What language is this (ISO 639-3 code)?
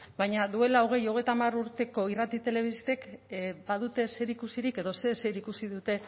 eus